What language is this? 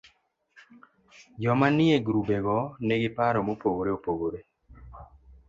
Luo (Kenya and Tanzania)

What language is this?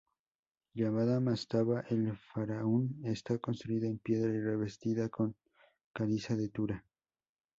Spanish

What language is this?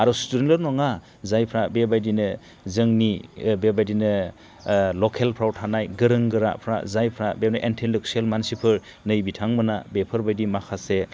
Bodo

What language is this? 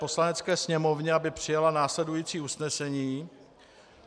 Czech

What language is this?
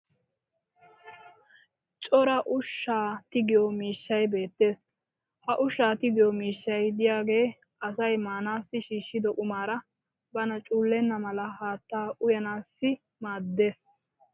Wolaytta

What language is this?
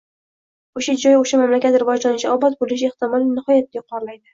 Uzbek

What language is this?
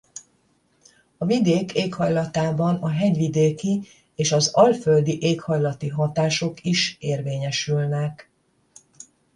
Hungarian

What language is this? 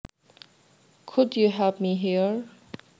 Javanese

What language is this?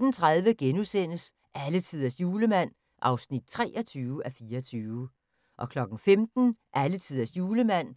Danish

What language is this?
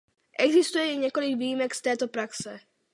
Czech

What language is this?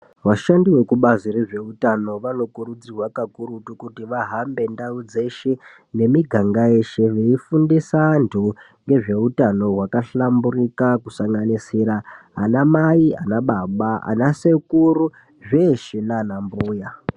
Ndau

